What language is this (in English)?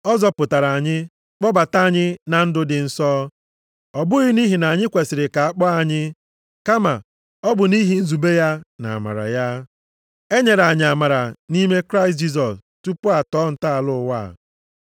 Igbo